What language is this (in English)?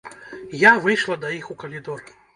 Belarusian